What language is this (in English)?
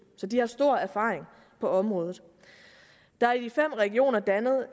Danish